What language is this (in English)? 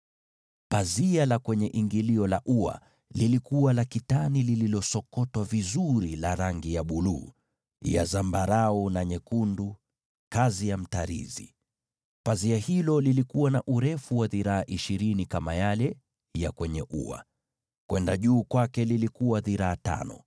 Swahili